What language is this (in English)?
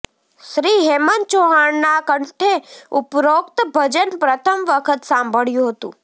Gujarati